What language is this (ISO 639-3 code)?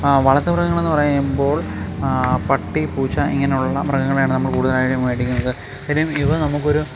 mal